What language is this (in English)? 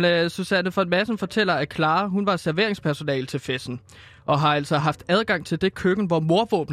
Danish